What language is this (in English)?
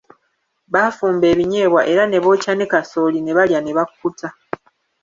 Ganda